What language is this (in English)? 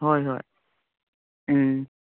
Manipuri